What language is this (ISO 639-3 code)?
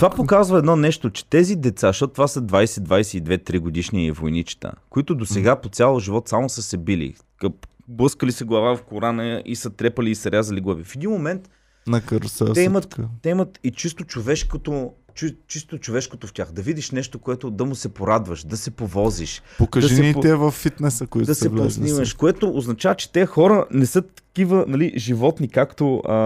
bul